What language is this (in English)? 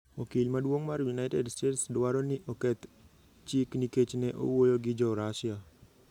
Luo (Kenya and Tanzania)